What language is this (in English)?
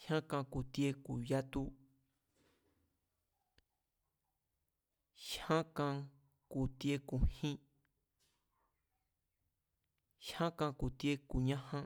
Mazatlán Mazatec